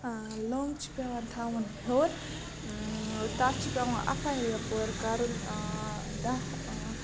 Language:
Kashmiri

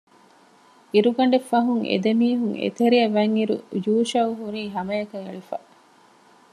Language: Divehi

